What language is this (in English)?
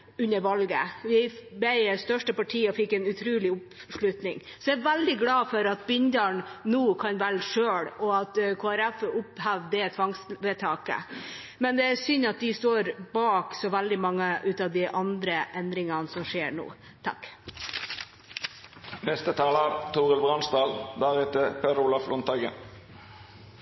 Norwegian Bokmål